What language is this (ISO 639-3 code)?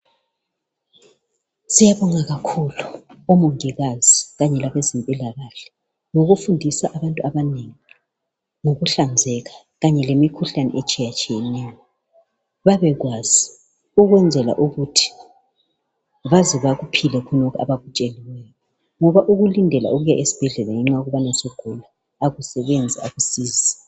nde